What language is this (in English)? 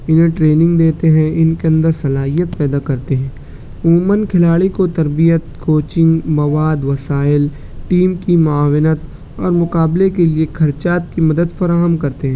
Urdu